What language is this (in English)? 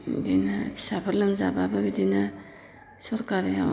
Bodo